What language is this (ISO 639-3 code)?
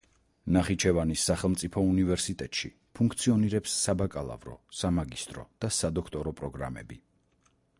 kat